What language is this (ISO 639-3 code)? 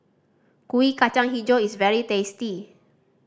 eng